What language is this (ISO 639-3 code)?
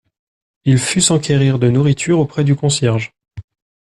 fra